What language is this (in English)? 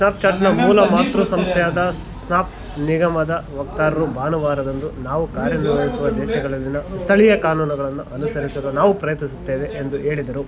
Kannada